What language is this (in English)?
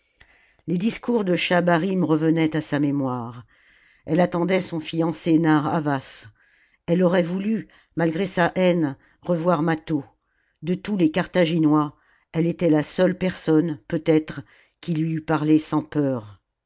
French